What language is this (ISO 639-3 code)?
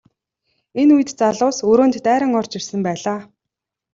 mon